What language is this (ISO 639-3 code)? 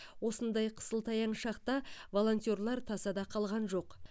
kaz